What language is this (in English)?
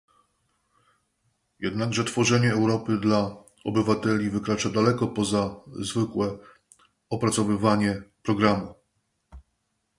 Polish